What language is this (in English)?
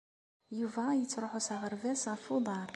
Kabyle